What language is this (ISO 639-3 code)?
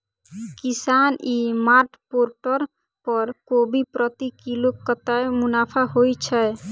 mai